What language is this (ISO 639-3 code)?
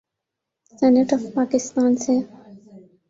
urd